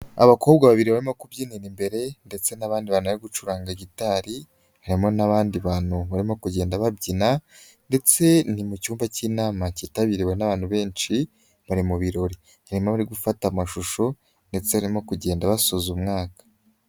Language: Kinyarwanda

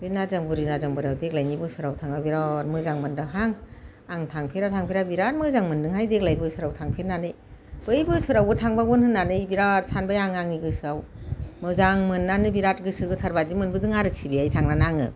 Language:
Bodo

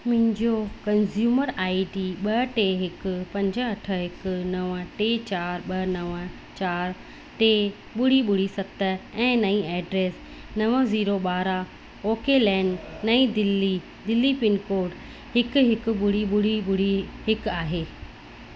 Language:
Sindhi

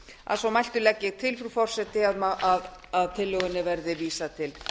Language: Icelandic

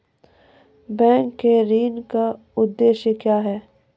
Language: Maithili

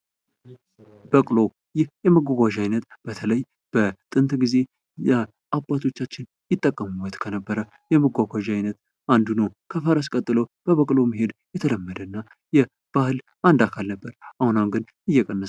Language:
Amharic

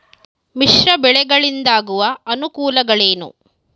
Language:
Kannada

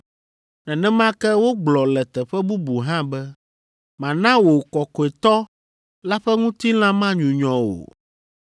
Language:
Ewe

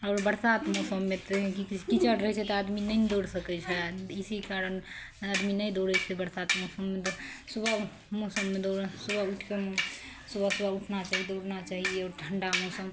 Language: Maithili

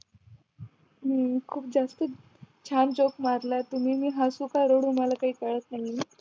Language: Marathi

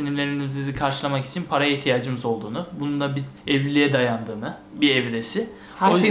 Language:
Turkish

